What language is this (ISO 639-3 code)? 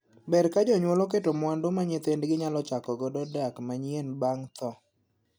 luo